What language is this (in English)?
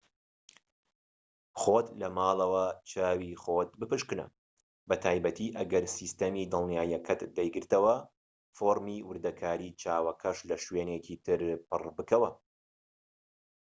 Central Kurdish